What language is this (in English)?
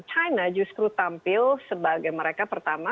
Indonesian